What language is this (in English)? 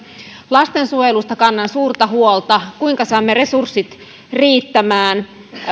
Finnish